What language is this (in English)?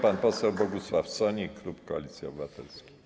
Polish